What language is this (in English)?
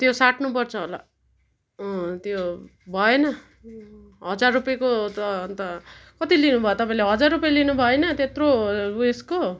Nepali